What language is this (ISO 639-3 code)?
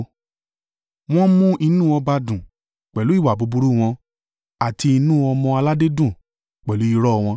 yor